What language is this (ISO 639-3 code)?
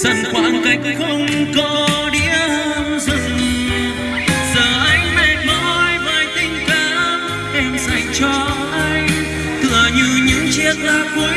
vie